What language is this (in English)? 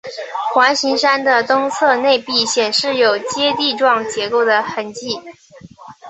Chinese